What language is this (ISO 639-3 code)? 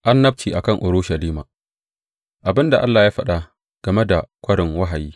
hau